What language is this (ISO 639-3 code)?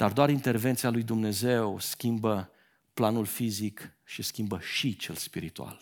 ron